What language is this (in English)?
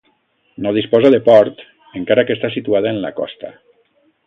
Catalan